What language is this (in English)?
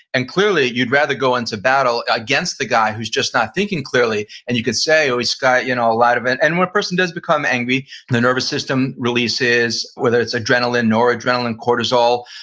English